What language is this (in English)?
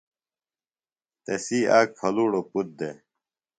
Phalura